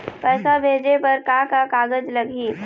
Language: Chhattisgarhi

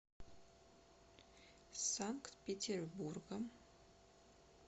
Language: Russian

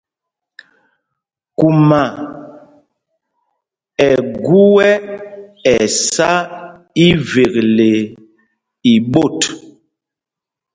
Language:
Mpumpong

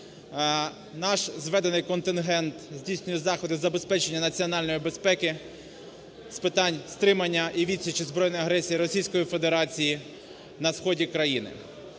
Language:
Ukrainian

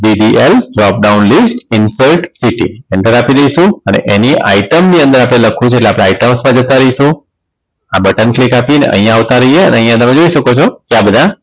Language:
Gujarati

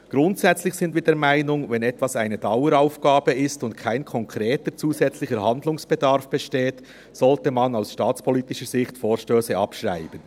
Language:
Swiss German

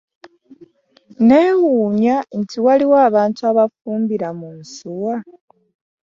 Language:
Ganda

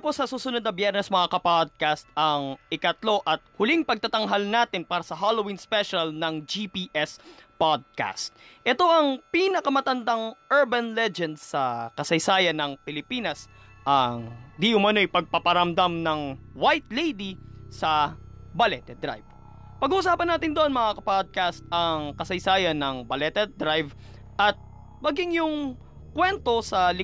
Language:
Filipino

